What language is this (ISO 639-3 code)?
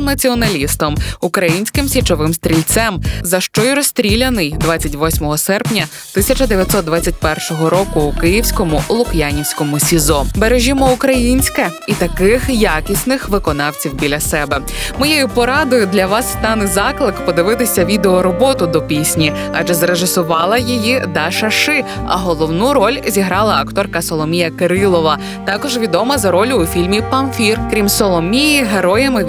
ukr